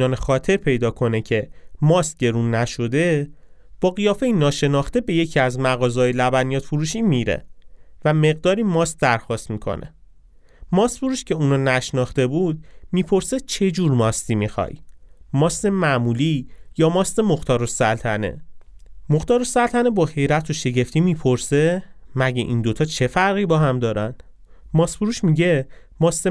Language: Persian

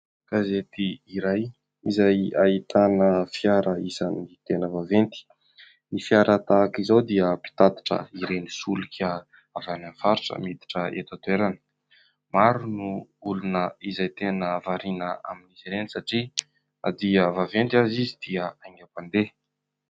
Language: Malagasy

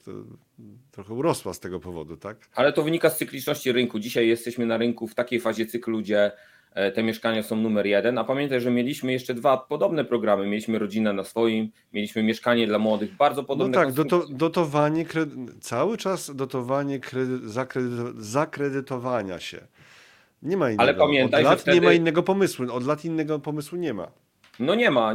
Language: Polish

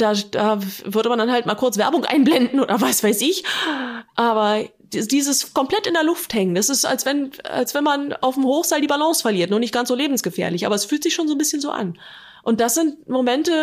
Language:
German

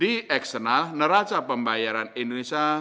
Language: Indonesian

